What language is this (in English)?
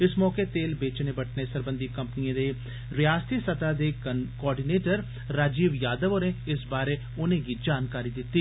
Dogri